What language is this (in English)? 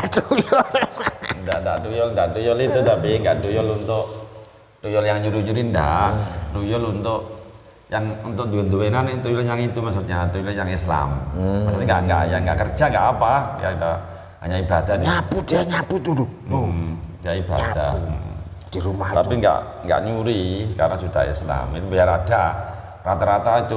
Indonesian